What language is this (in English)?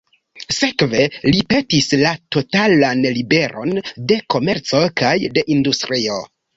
Esperanto